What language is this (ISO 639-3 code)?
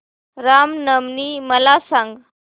mar